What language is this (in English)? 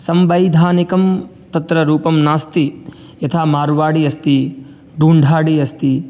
Sanskrit